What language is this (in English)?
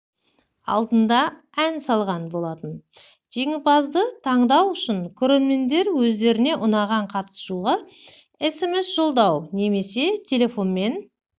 Kazakh